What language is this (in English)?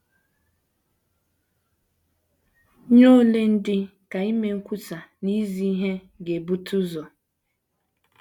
Igbo